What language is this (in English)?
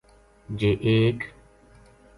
Gujari